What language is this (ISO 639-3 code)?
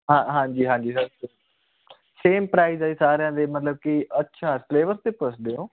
pan